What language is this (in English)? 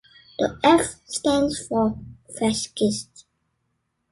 English